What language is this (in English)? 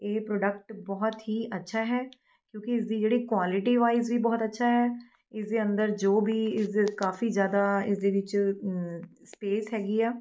Punjabi